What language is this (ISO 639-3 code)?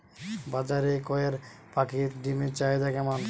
ben